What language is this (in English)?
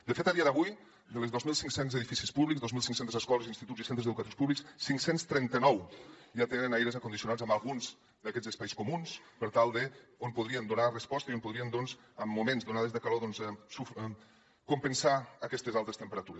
Catalan